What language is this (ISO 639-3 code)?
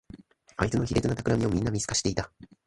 jpn